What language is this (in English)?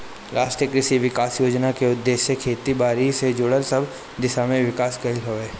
Bhojpuri